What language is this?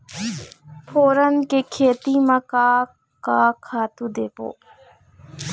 Chhattisgarhi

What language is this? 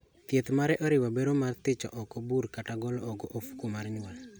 Luo (Kenya and Tanzania)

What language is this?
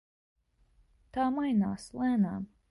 Latvian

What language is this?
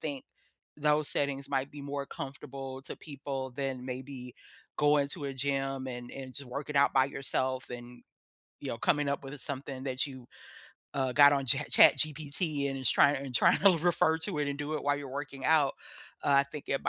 English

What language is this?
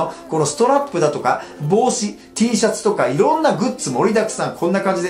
Japanese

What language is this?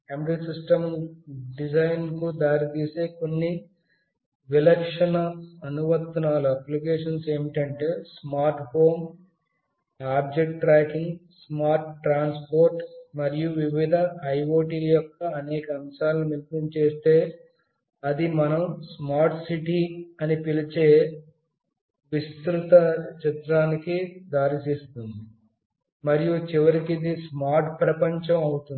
Telugu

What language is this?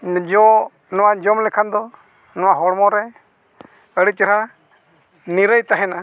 Santali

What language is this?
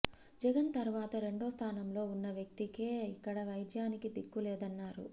Telugu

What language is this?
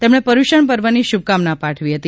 Gujarati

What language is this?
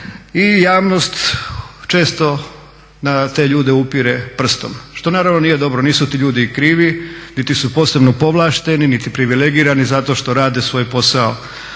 Croatian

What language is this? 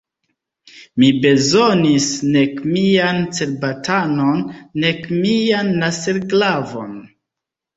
Esperanto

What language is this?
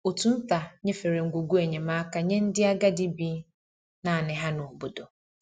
Igbo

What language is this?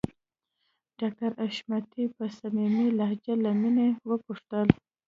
Pashto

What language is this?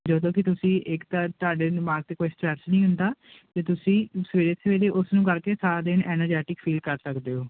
Punjabi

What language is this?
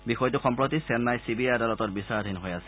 Assamese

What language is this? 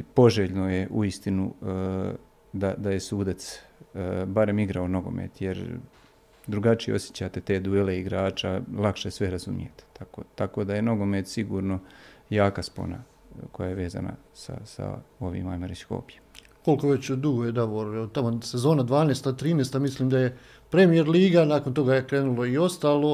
Croatian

